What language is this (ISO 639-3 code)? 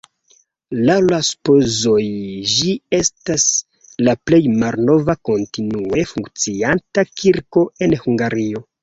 epo